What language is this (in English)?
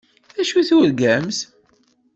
Kabyle